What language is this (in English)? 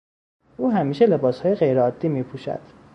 Persian